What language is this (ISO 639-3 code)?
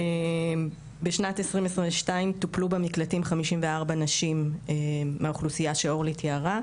heb